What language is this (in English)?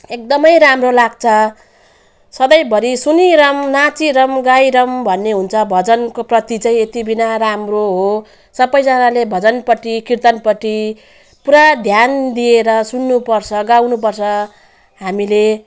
Nepali